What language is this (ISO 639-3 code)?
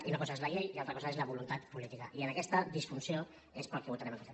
cat